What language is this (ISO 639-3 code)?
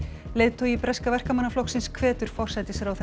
isl